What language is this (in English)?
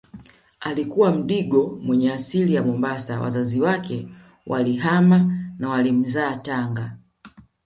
Swahili